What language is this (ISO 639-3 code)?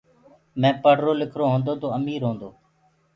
ggg